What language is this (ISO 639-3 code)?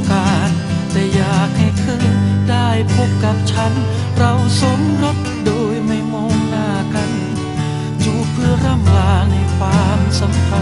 tha